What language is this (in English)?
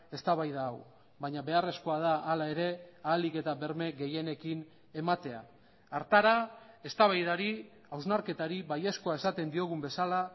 Basque